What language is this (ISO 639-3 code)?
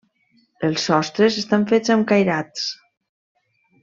cat